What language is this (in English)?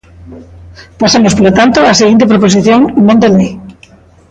Galician